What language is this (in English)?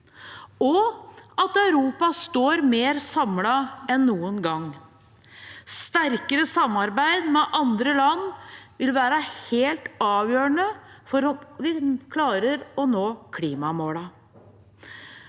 Norwegian